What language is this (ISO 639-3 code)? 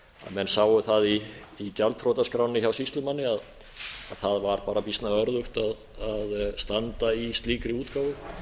isl